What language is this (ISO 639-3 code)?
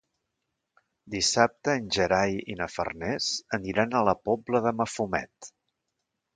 cat